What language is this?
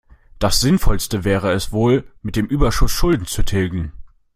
German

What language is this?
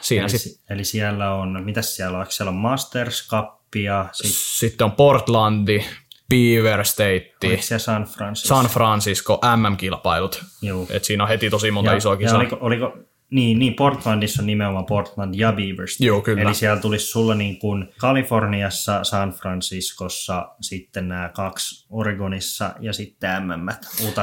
Finnish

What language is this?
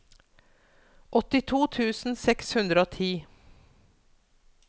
Norwegian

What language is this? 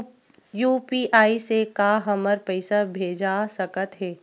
Chhattisgarhi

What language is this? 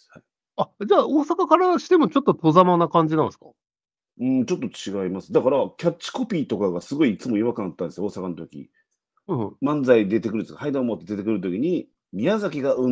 Japanese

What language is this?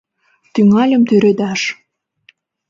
Mari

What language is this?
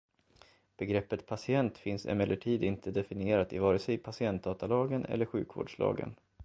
Swedish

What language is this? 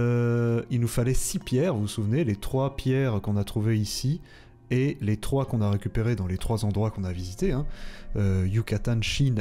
French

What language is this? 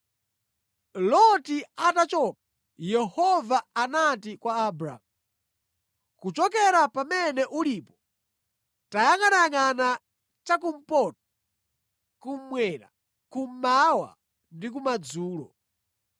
Nyanja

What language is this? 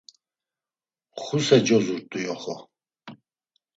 Laz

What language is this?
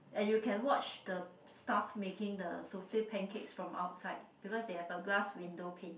English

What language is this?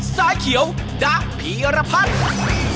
Thai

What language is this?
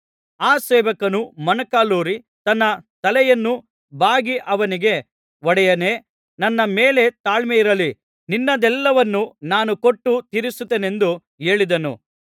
Kannada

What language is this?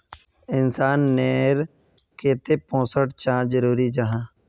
Magahi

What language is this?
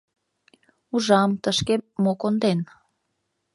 Mari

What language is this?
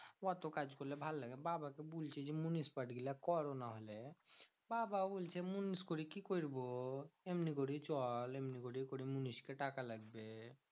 Bangla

